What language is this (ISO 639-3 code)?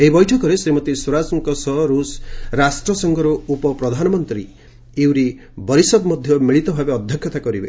ori